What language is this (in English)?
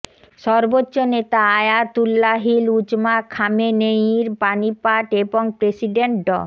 Bangla